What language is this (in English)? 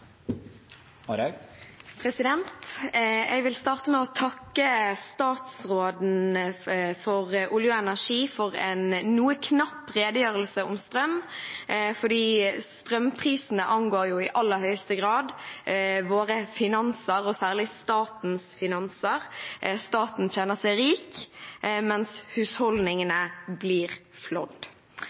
Norwegian